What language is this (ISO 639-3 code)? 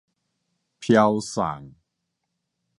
nan